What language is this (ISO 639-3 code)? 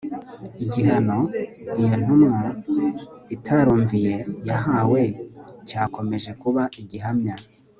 kin